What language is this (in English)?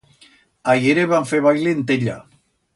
Aragonese